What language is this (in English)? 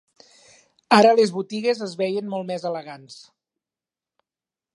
Catalan